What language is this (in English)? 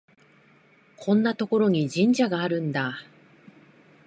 Japanese